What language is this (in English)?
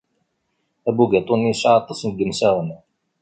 Kabyle